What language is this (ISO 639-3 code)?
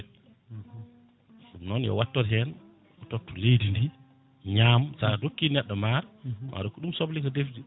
ful